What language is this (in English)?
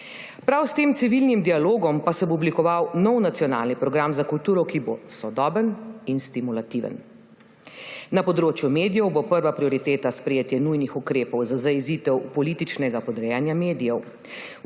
Slovenian